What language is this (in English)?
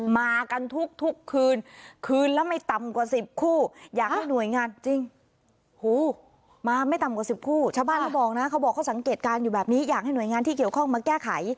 Thai